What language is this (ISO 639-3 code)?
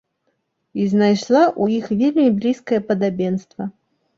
bel